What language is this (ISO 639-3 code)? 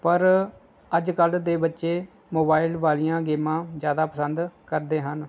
pan